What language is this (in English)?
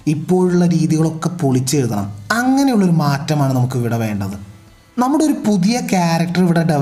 Malayalam